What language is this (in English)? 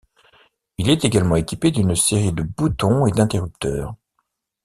French